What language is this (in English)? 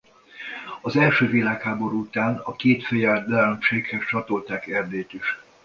Hungarian